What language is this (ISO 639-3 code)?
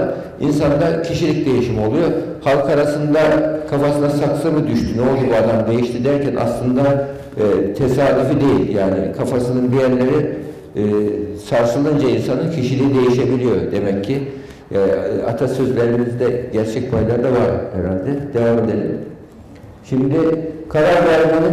tur